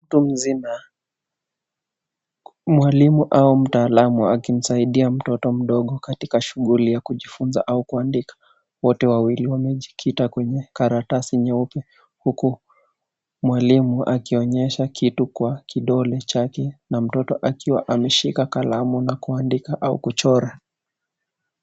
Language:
Swahili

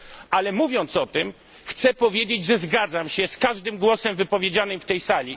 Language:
Polish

